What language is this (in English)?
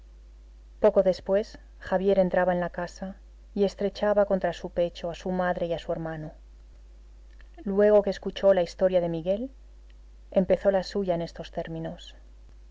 Spanish